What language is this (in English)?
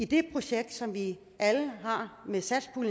Danish